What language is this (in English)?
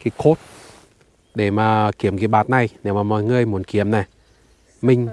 Vietnamese